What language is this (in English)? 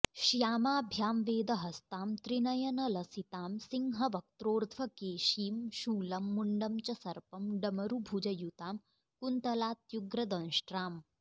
Sanskrit